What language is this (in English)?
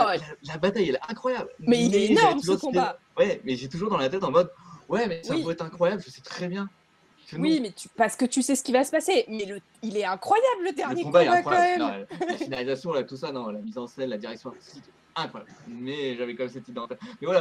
French